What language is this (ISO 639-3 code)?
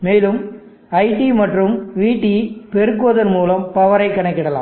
tam